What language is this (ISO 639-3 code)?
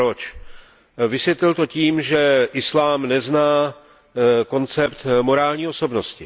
ces